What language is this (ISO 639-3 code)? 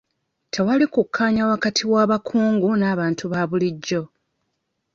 lug